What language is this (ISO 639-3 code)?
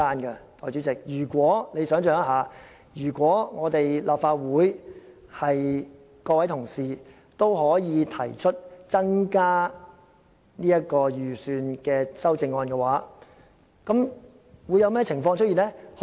yue